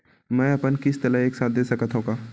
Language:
Chhattisgarhi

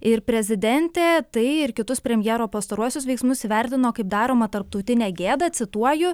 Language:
Lithuanian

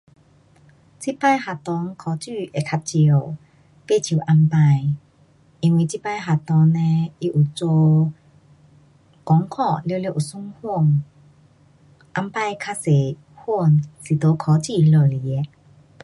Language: Pu-Xian Chinese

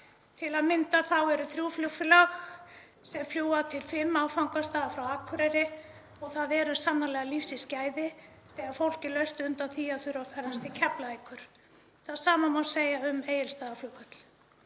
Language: Icelandic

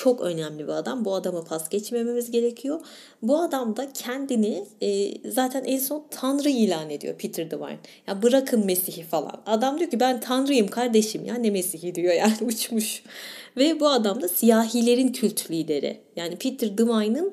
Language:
Turkish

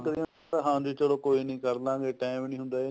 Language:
Punjabi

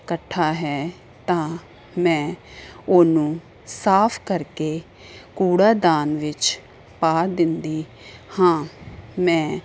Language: Punjabi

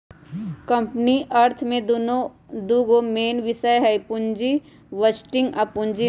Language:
Magahi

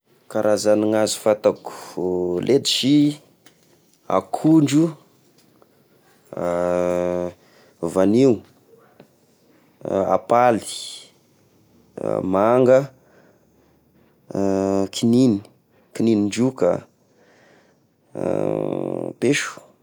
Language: Tesaka Malagasy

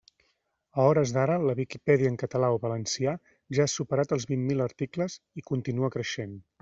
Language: Catalan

